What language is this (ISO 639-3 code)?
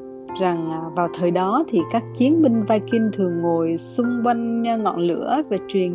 vie